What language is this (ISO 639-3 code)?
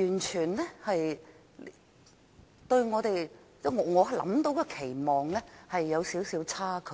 yue